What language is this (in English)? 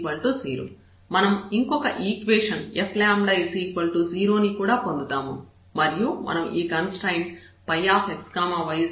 Telugu